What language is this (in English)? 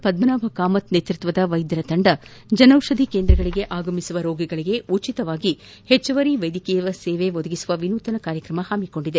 Kannada